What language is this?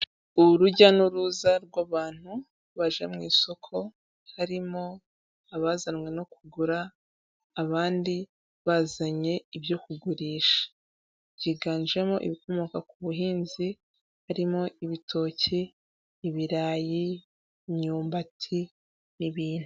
Kinyarwanda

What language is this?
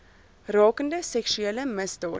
Afrikaans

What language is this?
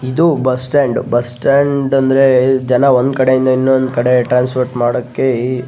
Kannada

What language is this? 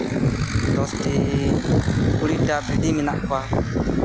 Santali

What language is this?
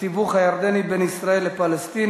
Hebrew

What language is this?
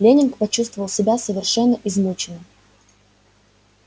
Russian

